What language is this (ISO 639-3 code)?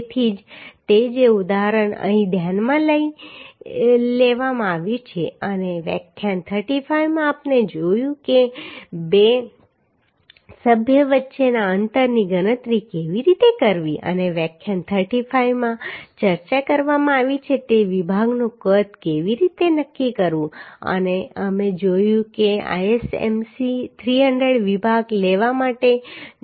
guj